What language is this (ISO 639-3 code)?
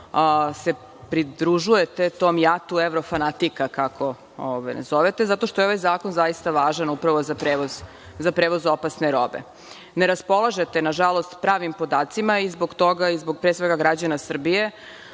srp